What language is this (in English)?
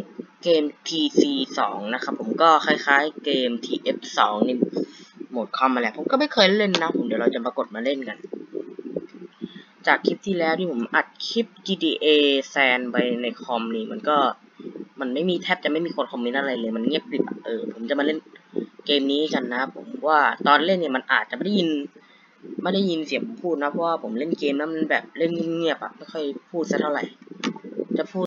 Thai